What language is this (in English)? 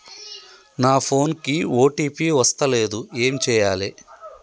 Telugu